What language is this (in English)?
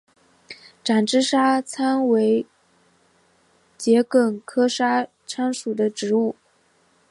Chinese